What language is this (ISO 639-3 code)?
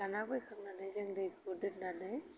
brx